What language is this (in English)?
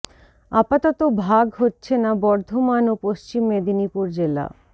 Bangla